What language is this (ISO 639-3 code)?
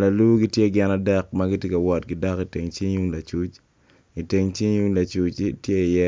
ach